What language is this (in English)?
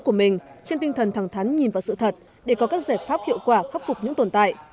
Vietnamese